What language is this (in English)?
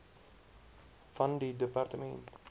Afrikaans